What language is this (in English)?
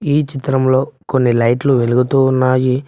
Telugu